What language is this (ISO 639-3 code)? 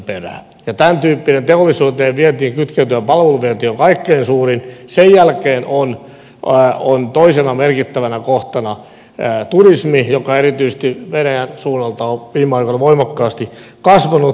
fin